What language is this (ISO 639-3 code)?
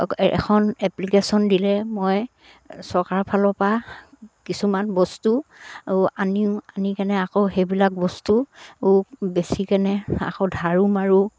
asm